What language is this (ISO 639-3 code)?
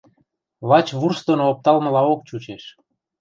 mrj